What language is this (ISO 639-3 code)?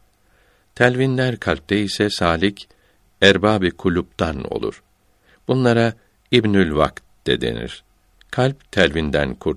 tur